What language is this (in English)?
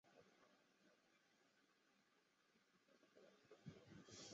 Chinese